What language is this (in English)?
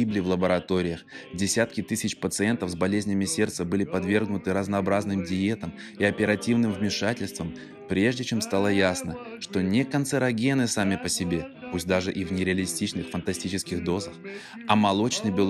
Russian